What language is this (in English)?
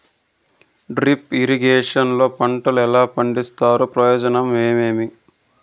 Telugu